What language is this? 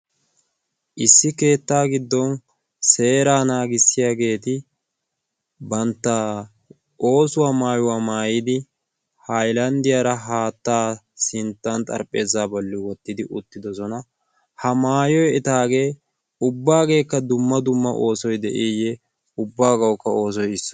Wolaytta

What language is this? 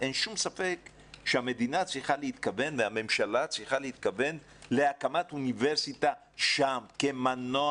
Hebrew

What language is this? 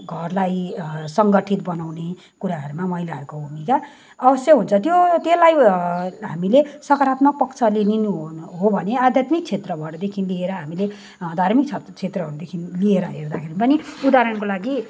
Nepali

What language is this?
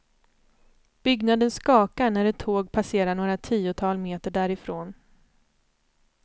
Swedish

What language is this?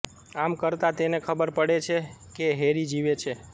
Gujarati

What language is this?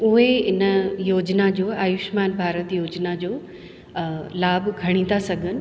Sindhi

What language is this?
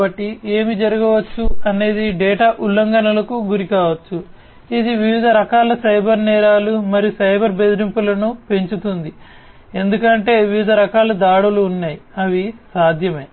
Telugu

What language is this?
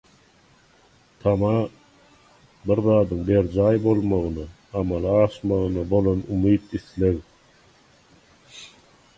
Turkmen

